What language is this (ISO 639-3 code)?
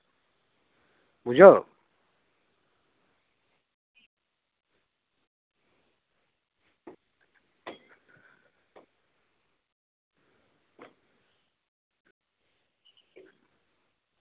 sat